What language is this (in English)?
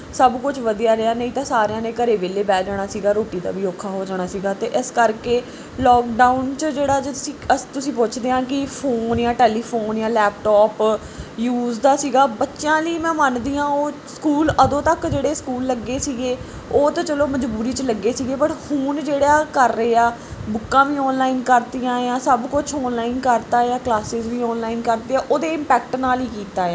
Punjabi